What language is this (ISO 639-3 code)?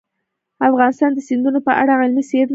pus